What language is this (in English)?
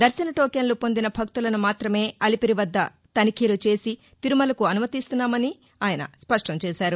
Telugu